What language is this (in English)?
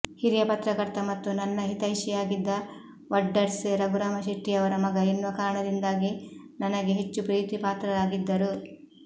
Kannada